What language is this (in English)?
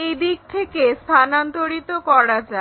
Bangla